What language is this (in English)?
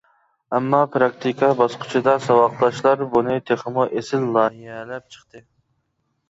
Uyghur